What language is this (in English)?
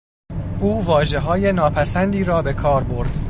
Persian